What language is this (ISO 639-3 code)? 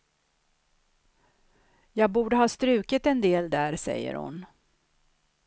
swe